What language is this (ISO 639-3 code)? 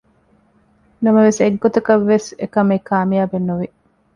div